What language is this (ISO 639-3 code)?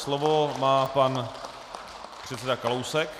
ces